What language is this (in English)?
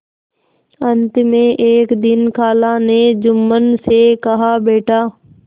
Hindi